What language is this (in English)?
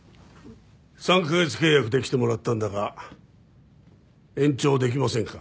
Japanese